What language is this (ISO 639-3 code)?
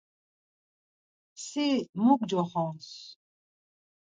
lzz